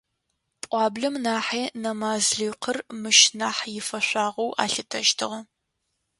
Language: Adyghe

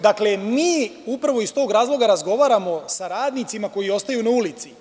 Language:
Serbian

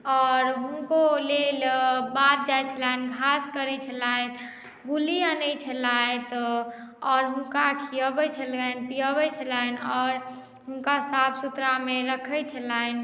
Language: Maithili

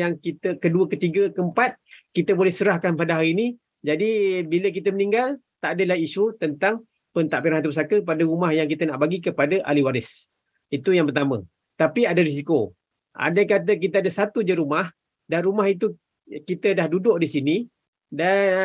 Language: Malay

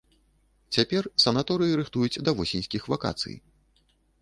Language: Belarusian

